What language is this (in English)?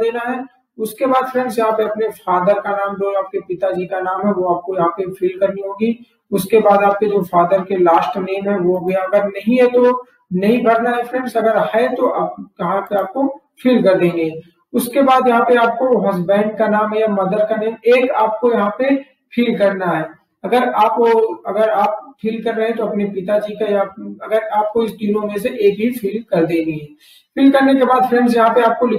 Hindi